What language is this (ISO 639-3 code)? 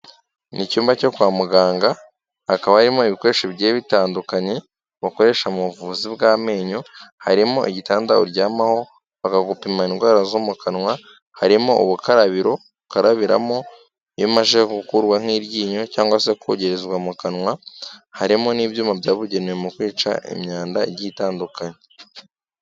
kin